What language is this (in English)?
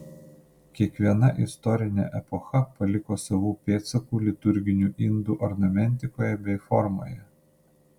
Lithuanian